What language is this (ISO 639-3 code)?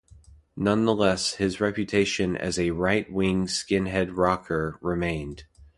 eng